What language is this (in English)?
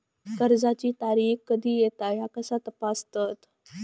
Marathi